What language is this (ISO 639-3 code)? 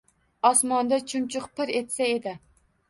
uzb